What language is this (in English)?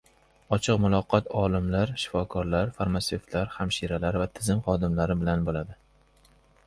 Uzbek